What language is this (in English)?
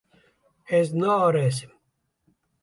Kurdish